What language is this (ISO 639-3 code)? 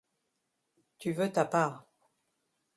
fra